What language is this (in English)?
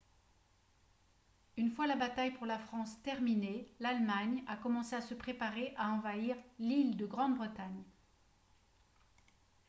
French